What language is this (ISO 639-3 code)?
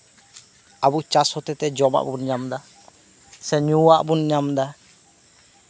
sat